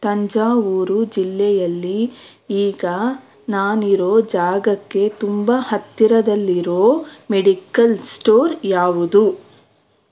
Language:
Kannada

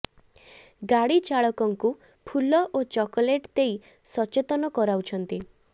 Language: Odia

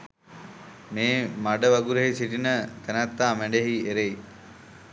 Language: Sinhala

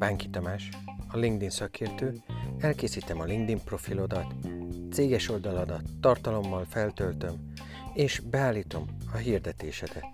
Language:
Hungarian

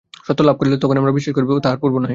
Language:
Bangla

